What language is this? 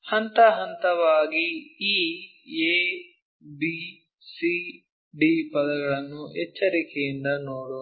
Kannada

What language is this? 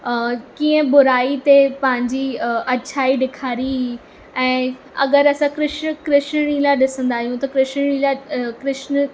Sindhi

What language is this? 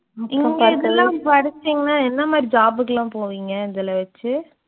Tamil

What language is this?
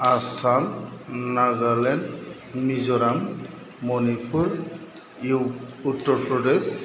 Bodo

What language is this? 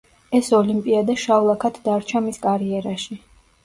Georgian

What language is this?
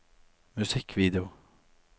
Norwegian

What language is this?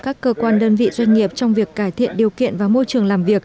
Vietnamese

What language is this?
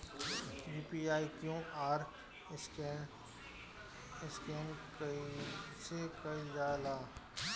Bhojpuri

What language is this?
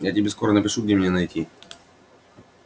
Russian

